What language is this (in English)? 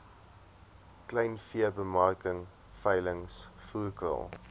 Afrikaans